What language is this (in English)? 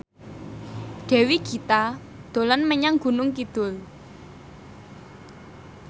Javanese